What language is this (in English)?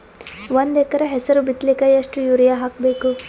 Kannada